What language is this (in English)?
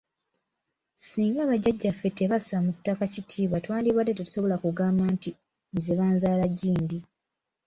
Ganda